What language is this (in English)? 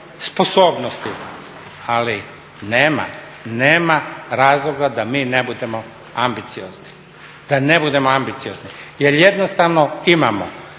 Croatian